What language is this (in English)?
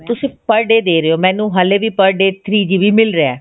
Punjabi